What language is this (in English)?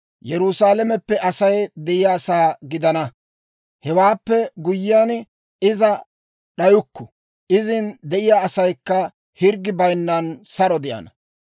Dawro